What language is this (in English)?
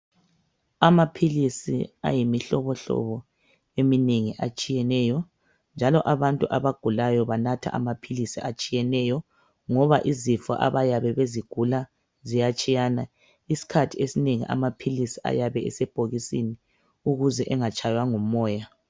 North Ndebele